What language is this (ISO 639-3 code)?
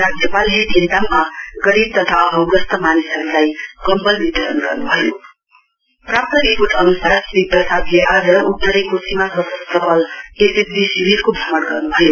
nep